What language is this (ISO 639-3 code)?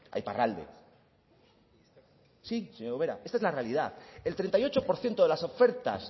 spa